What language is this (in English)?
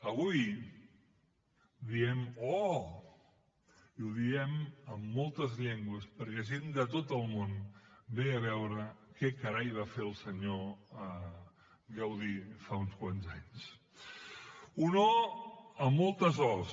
Catalan